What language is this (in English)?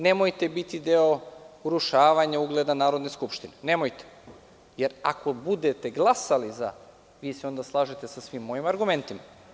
Serbian